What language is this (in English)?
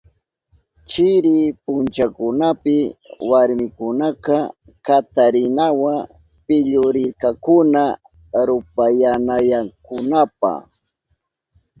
Southern Pastaza Quechua